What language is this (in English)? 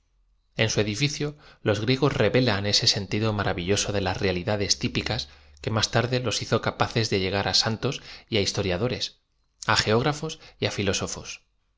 Spanish